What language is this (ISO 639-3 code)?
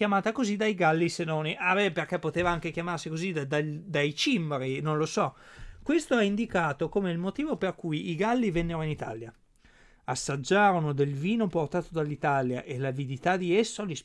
ita